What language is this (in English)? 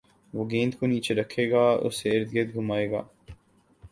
Urdu